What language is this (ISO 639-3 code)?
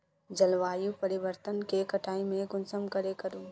mag